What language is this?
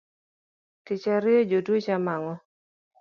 Luo (Kenya and Tanzania)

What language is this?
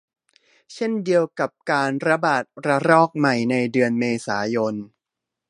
Thai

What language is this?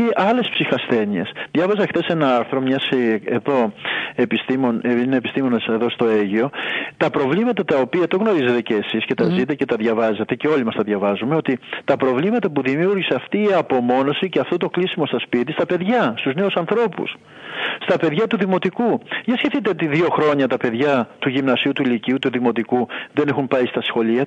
Greek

